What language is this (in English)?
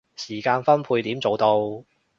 Cantonese